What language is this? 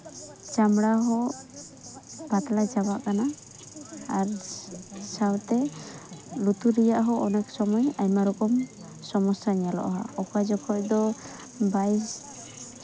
Santali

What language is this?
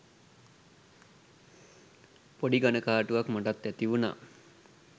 Sinhala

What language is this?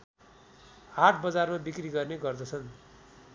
Nepali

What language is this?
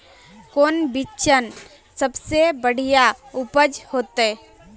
Magahi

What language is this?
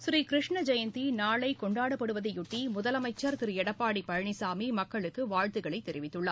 Tamil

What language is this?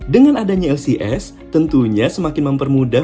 Indonesian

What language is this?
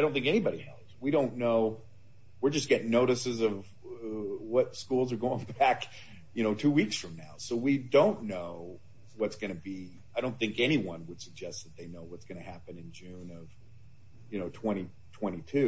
English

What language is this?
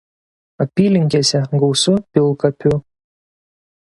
Lithuanian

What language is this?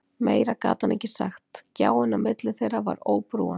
Icelandic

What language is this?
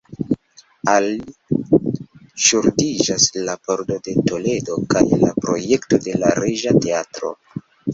Esperanto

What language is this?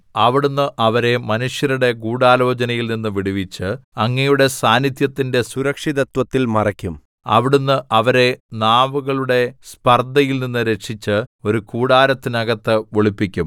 Malayalam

